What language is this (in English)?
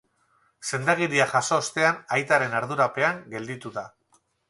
Basque